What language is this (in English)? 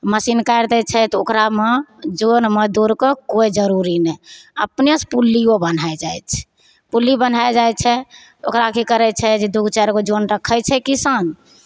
Maithili